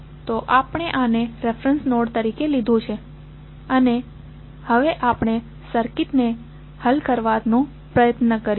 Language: Gujarati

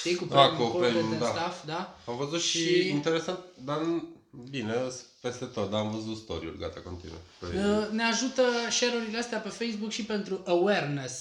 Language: Romanian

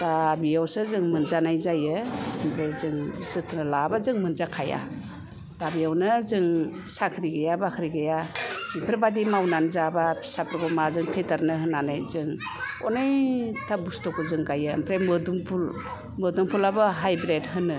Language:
Bodo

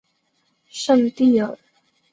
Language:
Chinese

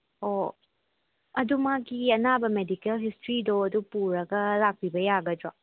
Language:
Manipuri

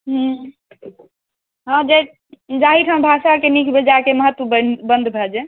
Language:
Maithili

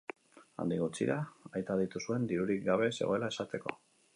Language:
Basque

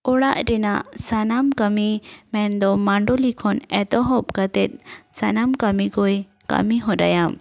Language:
Santali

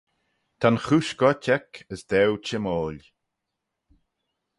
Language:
Manx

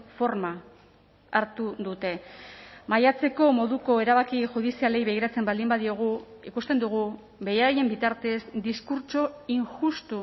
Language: Basque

